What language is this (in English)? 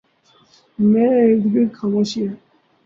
Urdu